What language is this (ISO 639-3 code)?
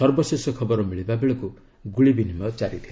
ori